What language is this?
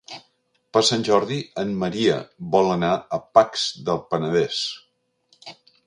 Catalan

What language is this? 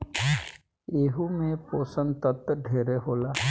Bhojpuri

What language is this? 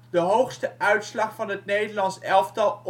Dutch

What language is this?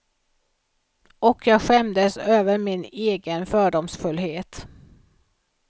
Swedish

